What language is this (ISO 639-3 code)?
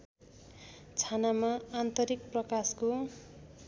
nep